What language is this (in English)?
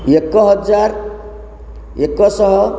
Odia